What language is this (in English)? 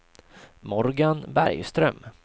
Swedish